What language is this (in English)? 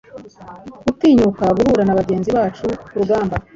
Kinyarwanda